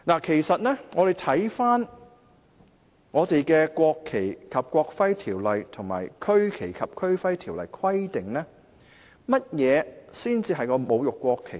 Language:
Cantonese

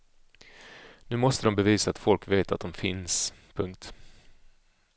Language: Swedish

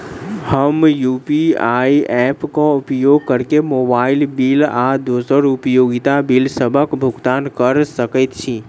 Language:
Maithili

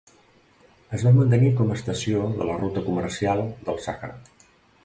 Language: Catalan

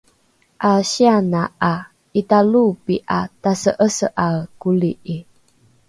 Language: Rukai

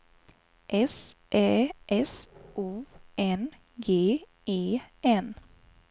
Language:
Swedish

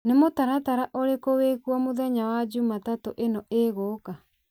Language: Kikuyu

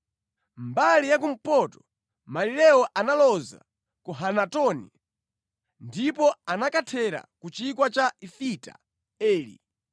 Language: Nyanja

